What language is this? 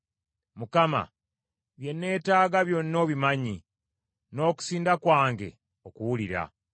Ganda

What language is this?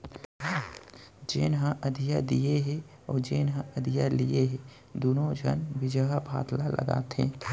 Chhattisgarhi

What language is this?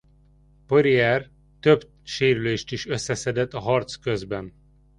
Hungarian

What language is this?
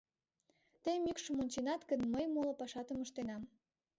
Mari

